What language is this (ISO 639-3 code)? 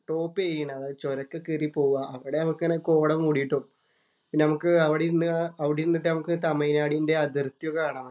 mal